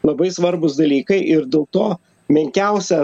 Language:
Lithuanian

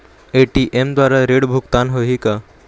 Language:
Chhattisgarhi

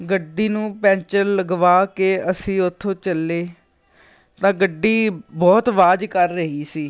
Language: Punjabi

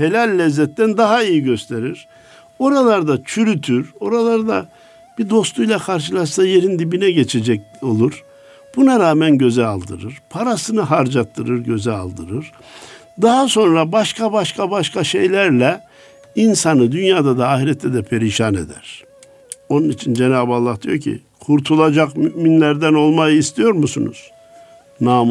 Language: Turkish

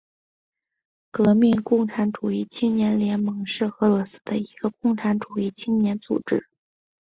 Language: Chinese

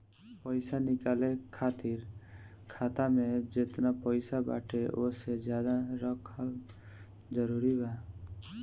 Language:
Bhojpuri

